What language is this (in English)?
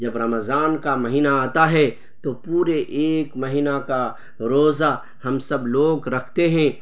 Urdu